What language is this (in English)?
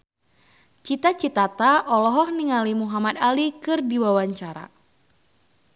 Sundanese